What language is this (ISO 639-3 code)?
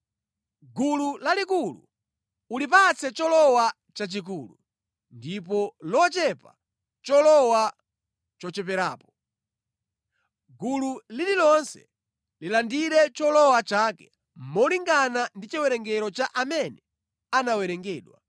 nya